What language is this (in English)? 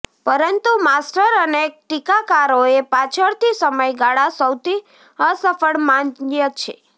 Gujarati